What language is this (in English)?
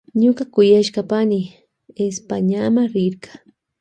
Loja Highland Quichua